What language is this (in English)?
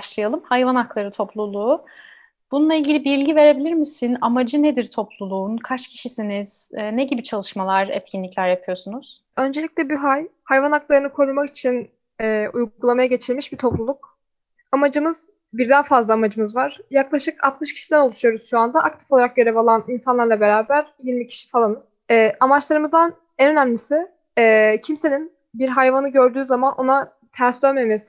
Turkish